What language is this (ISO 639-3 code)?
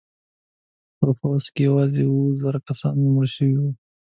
pus